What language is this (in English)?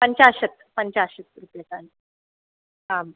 Sanskrit